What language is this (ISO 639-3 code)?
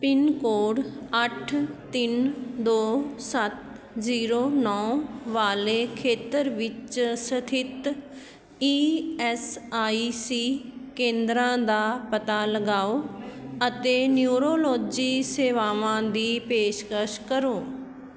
pan